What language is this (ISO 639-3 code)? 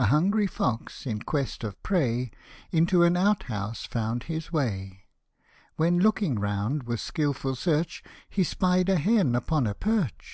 eng